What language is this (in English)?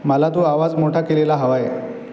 Marathi